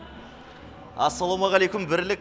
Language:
Kazakh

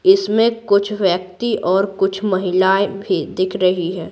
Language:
Hindi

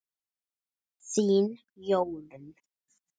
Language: Icelandic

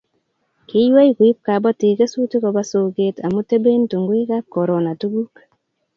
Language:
Kalenjin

